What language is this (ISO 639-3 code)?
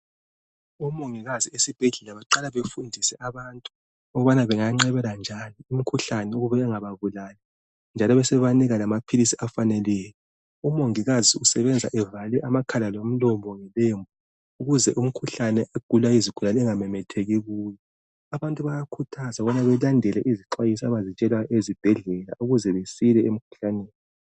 nde